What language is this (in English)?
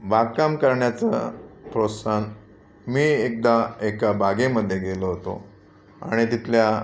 Marathi